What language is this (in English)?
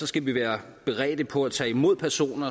Danish